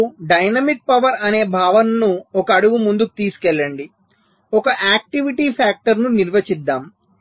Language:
Telugu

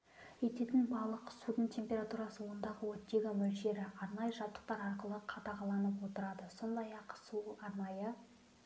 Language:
Kazakh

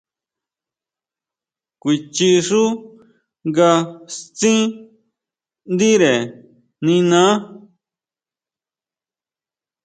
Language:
Huautla Mazatec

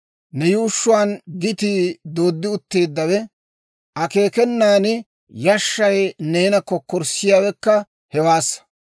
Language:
Dawro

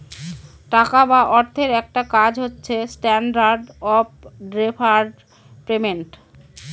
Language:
Bangla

